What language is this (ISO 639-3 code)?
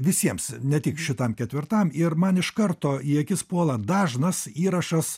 lit